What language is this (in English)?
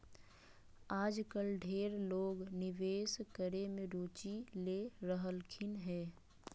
Magahi